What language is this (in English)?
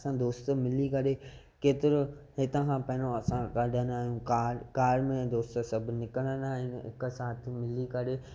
Sindhi